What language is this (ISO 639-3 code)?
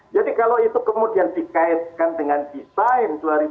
ind